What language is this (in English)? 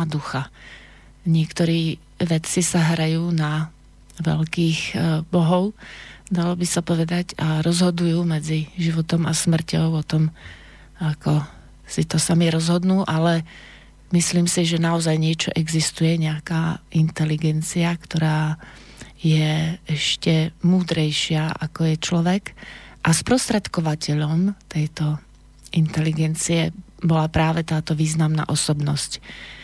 Slovak